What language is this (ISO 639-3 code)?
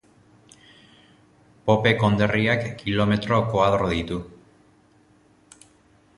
eus